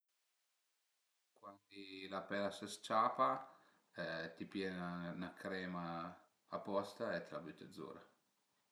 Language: Piedmontese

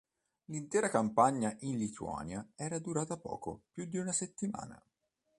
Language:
Italian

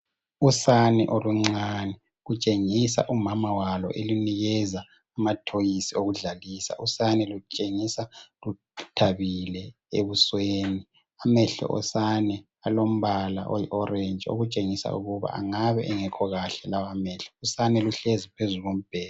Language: North Ndebele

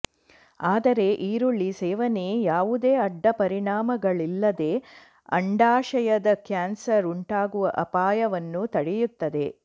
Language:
Kannada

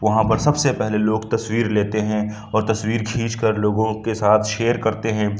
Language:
Urdu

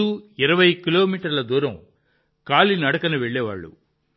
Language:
Telugu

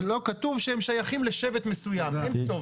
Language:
Hebrew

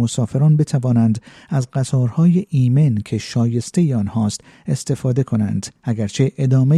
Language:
Persian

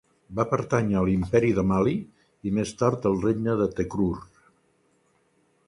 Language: Catalan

